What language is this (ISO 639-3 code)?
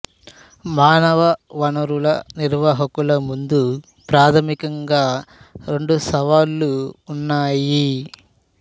tel